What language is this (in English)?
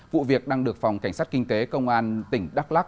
Vietnamese